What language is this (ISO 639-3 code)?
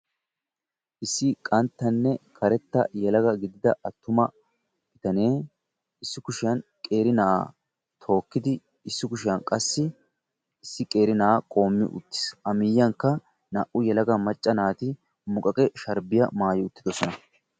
wal